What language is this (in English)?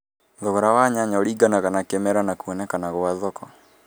Kikuyu